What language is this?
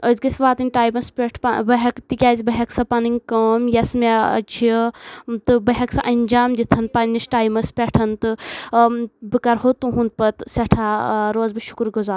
Kashmiri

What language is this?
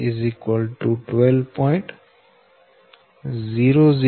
Gujarati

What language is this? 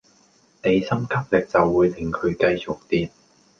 Cantonese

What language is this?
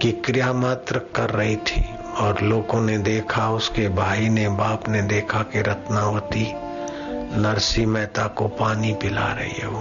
Hindi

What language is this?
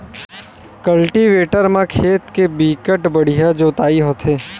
Chhattisgarhi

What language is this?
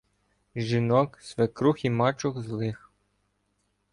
Ukrainian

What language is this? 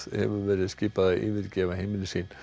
Icelandic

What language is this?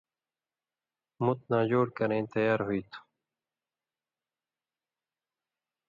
Indus Kohistani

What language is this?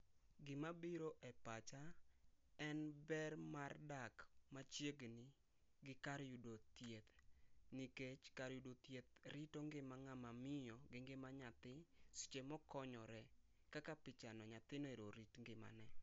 Luo (Kenya and Tanzania)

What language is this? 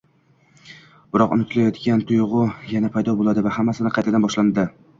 Uzbek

